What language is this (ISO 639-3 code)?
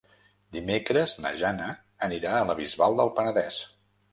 cat